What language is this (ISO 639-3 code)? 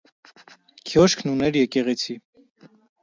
hye